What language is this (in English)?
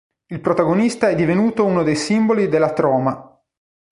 Italian